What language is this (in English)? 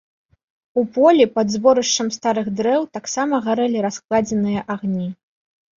Belarusian